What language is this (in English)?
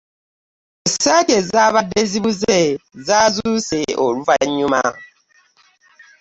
Ganda